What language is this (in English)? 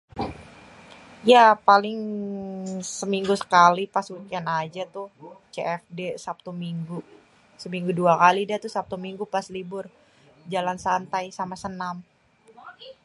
Betawi